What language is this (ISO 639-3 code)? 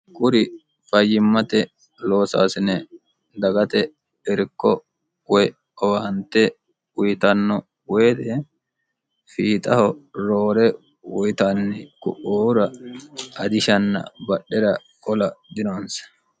sid